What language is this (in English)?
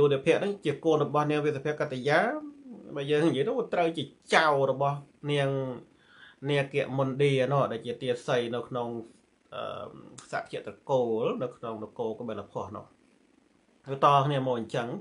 Thai